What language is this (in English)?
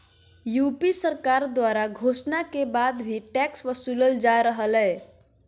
Magahi